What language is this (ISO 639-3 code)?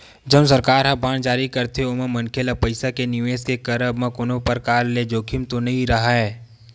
hne